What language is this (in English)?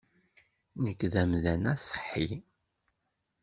Kabyle